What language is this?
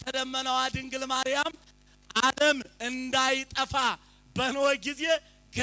Arabic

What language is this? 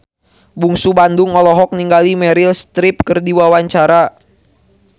Sundanese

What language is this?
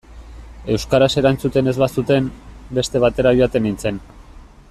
Basque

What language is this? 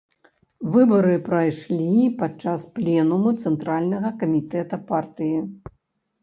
Belarusian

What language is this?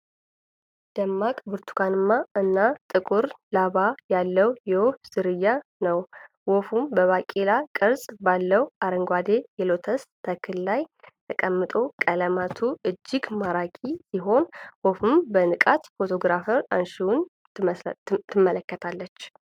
Amharic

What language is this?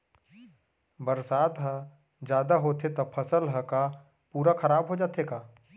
Chhattisgarhi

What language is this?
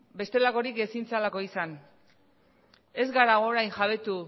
Basque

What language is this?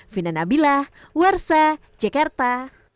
Indonesian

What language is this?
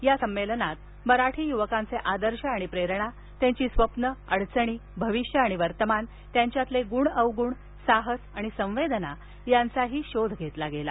Marathi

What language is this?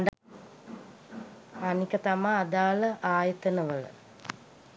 Sinhala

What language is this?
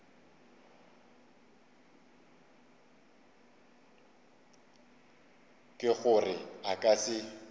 Northern Sotho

